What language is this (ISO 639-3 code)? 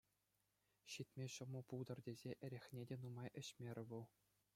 chv